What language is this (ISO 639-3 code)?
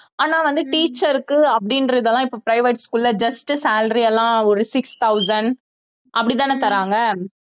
tam